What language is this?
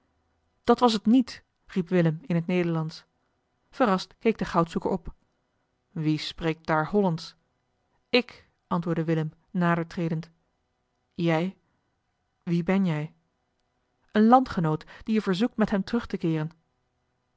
Dutch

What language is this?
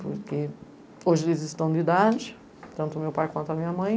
Portuguese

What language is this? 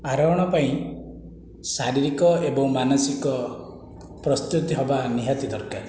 Odia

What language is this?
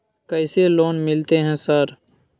Maithili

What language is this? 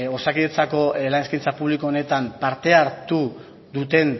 Basque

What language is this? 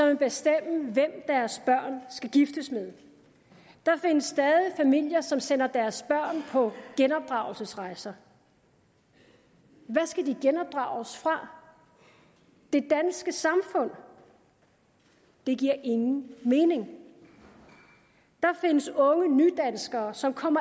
Danish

